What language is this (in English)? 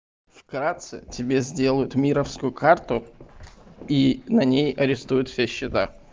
Russian